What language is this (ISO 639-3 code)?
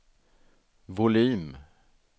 swe